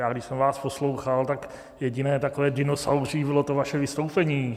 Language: Czech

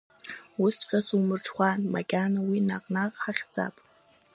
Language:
Abkhazian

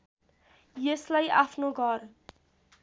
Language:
Nepali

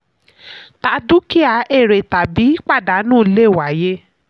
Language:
Yoruba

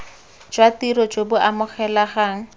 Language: Tswana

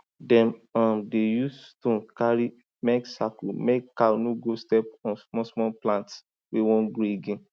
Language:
Nigerian Pidgin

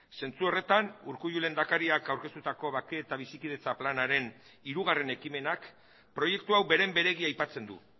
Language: Basque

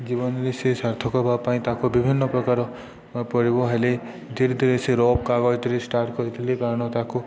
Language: Odia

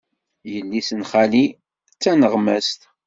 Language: Kabyle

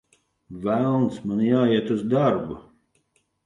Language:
Latvian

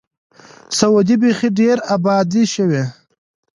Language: Pashto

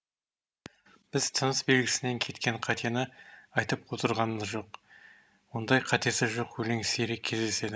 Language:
Kazakh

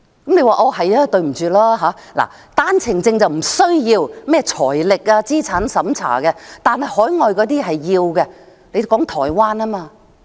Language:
Cantonese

